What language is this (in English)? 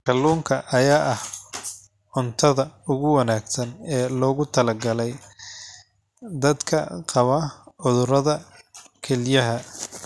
Somali